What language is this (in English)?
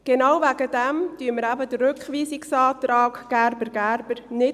Swiss German